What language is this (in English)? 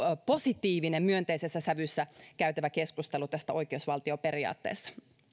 Finnish